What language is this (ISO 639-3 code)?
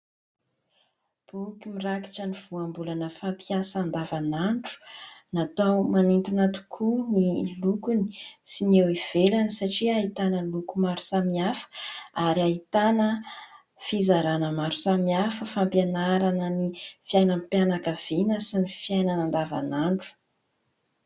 mlg